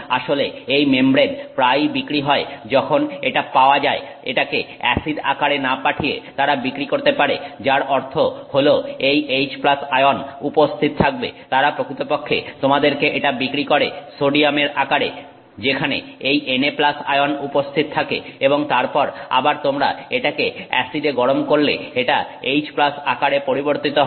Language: Bangla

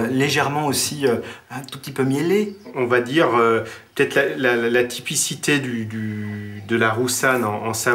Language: French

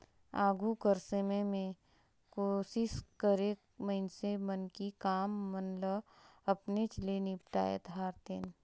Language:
Chhattisgarhi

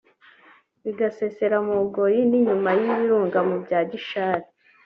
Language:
Kinyarwanda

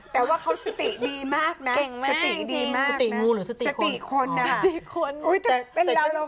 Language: Thai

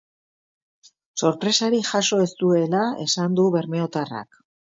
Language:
Basque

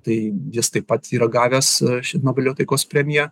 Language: Lithuanian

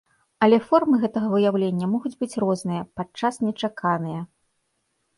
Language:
Belarusian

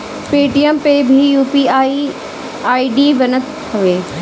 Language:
Bhojpuri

